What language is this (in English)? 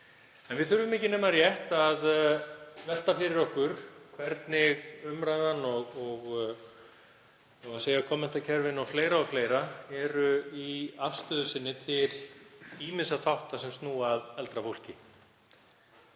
Icelandic